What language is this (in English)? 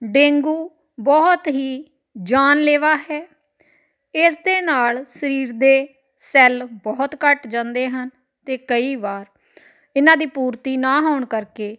Punjabi